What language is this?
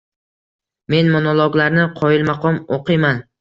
Uzbek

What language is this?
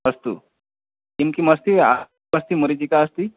Sanskrit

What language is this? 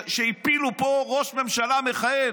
Hebrew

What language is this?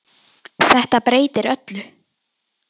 Icelandic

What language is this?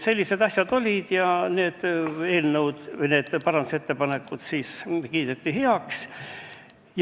Estonian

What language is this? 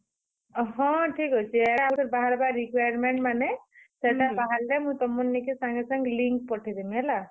Odia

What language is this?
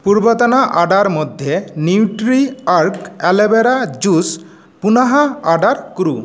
Sanskrit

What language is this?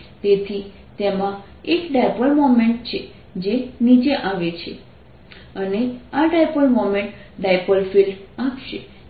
Gujarati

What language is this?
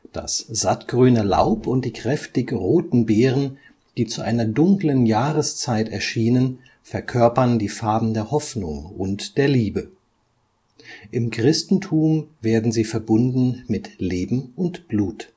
German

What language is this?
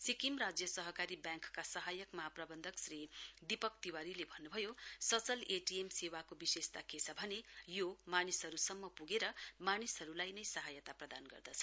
Nepali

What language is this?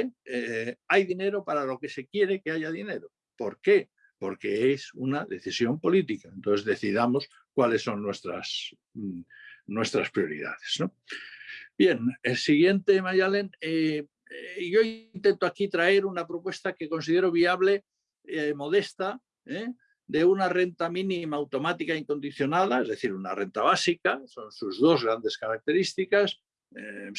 Spanish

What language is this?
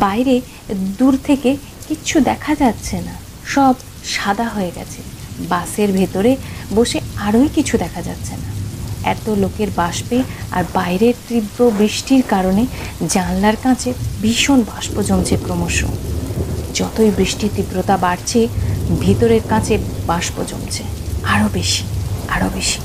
Bangla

